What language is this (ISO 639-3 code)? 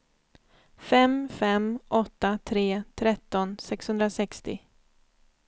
swe